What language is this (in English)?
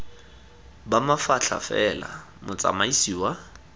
Tswana